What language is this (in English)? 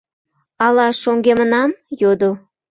Mari